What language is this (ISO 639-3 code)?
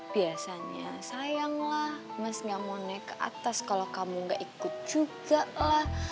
ind